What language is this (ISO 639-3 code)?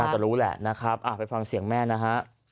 tha